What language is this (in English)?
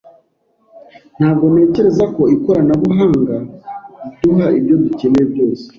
Kinyarwanda